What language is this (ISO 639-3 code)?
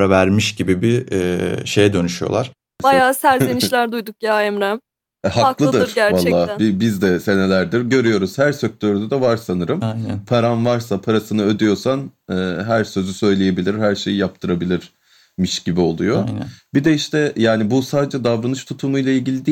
tur